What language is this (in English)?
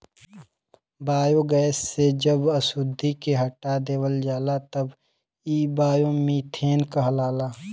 Bhojpuri